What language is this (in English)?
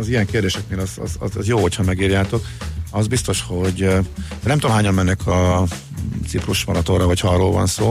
Hungarian